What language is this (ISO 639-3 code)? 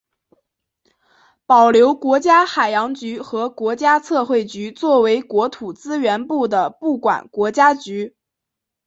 zho